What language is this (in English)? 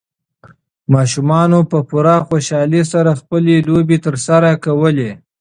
Pashto